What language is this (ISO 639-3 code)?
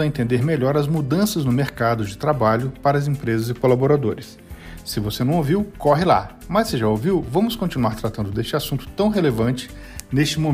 por